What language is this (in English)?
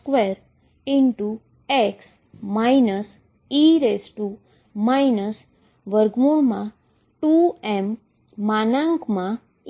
Gujarati